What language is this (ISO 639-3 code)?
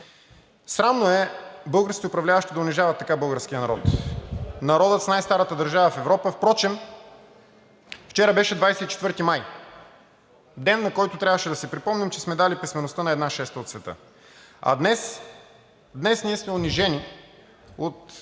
bul